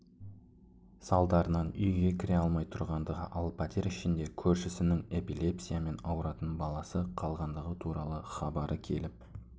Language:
Kazakh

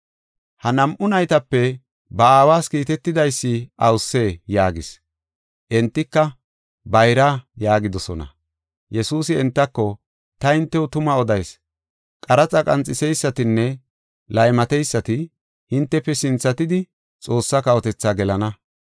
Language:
Gofa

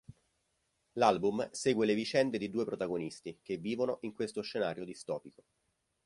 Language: Italian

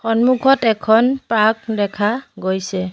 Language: Assamese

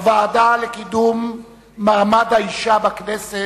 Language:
Hebrew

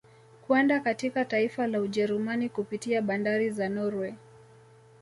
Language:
Swahili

